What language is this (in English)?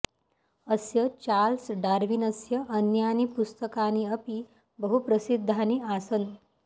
Sanskrit